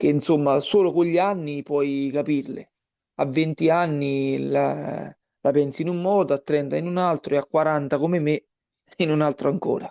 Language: Italian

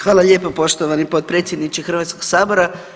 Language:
Croatian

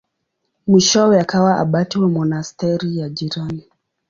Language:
Swahili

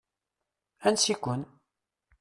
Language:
Kabyle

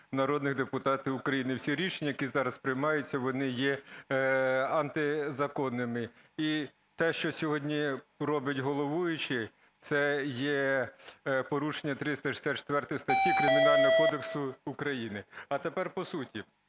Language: Ukrainian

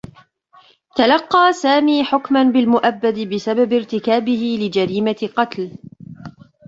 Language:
Arabic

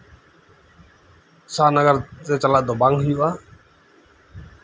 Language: Santali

